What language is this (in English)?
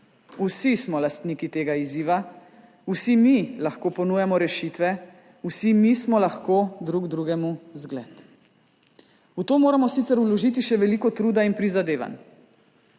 Slovenian